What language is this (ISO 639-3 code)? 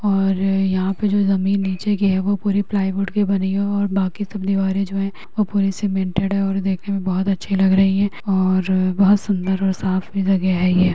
mag